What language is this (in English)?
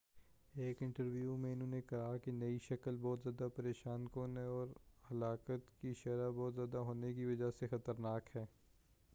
Urdu